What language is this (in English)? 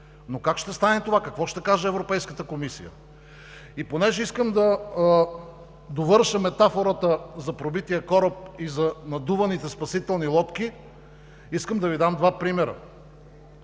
Bulgarian